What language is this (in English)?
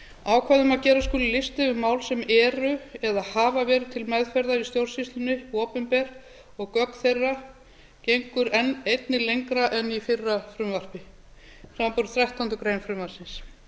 Icelandic